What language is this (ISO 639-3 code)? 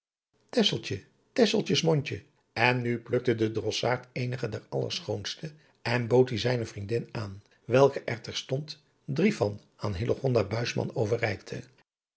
nld